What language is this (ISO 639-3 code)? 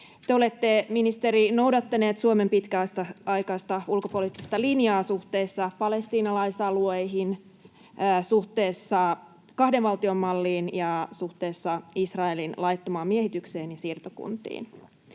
fin